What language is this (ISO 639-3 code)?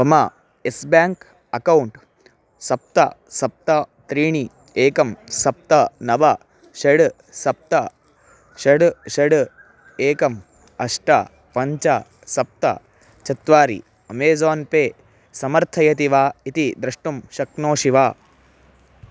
san